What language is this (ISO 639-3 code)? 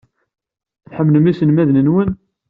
kab